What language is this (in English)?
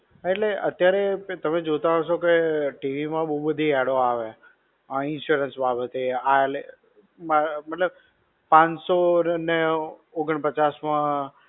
Gujarati